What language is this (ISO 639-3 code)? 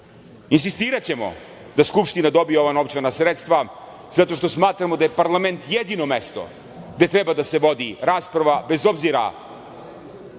srp